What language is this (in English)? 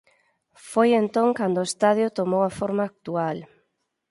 Galician